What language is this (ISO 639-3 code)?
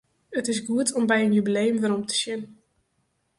fry